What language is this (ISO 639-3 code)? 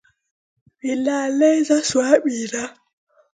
mua